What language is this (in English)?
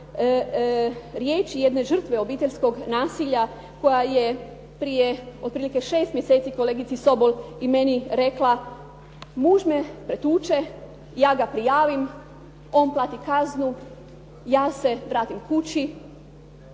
Croatian